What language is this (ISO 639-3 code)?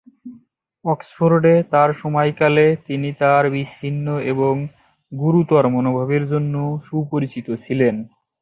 ben